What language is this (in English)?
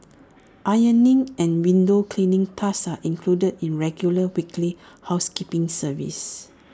English